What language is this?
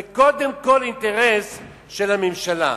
Hebrew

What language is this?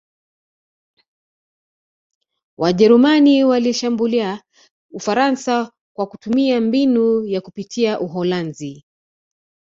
Swahili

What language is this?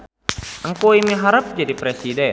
Sundanese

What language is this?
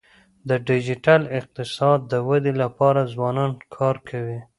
Pashto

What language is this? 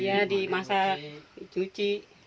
Indonesian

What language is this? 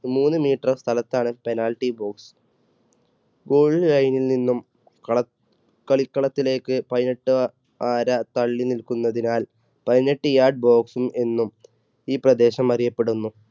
Malayalam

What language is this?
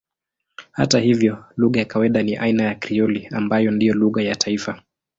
Swahili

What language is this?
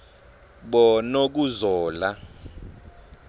Swati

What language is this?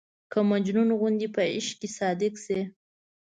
Pashto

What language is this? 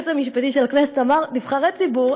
Hebrew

